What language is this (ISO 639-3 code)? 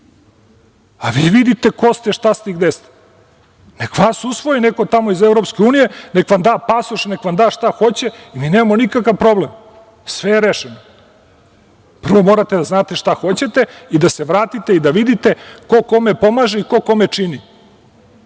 srp